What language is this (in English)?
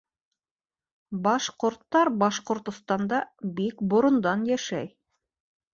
Bashkir